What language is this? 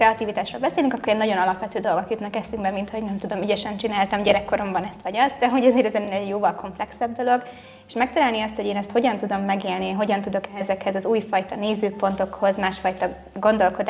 Hungarian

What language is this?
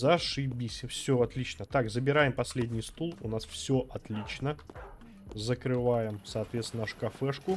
Russian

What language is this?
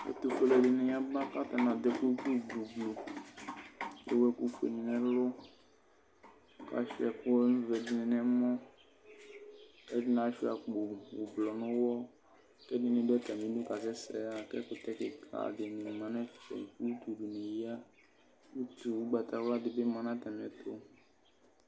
Ikposo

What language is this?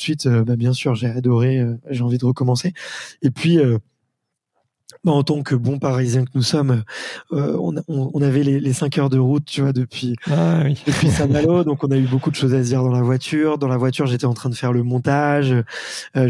French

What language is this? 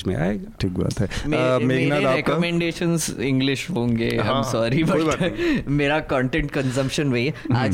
Hindi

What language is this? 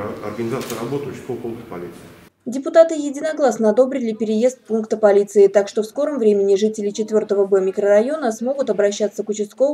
Russian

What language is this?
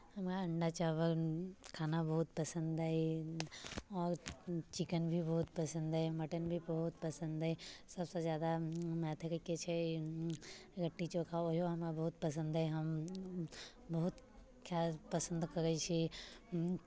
Maithili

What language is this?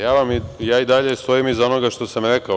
Serbian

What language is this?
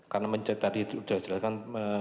Indonesian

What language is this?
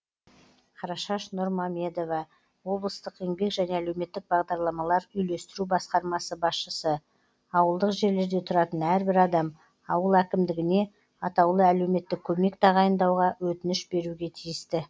Kazakh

